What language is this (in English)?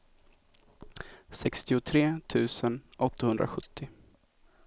Swedish